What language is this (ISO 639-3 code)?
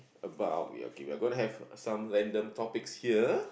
eng